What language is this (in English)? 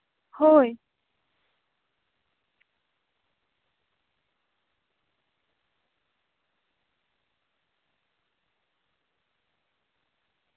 Santali